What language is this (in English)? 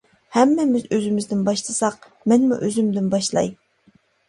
Uyghur